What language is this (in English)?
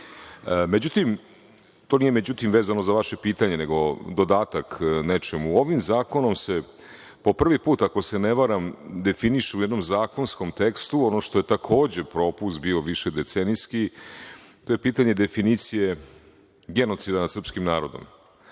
Serbian